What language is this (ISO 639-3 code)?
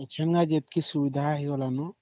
ori